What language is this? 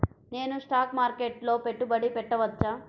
Telugu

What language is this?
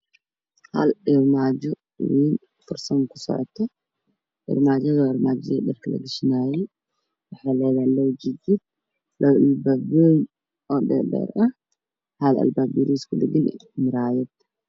Somali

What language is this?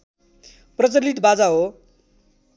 Nepali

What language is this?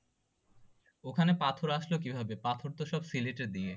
Bangla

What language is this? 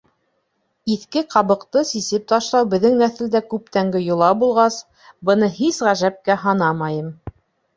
Bashkir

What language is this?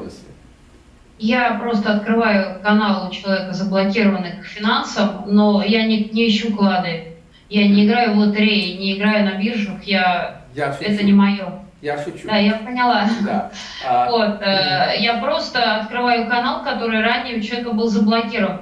Russian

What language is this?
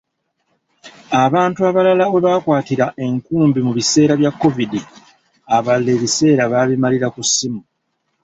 Ganda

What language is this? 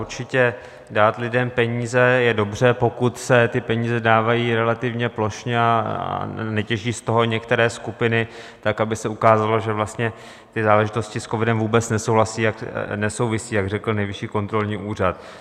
Czech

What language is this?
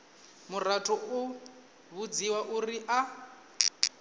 Venda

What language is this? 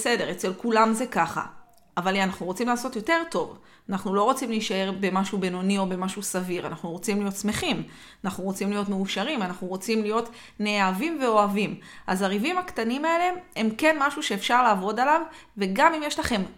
Hebrew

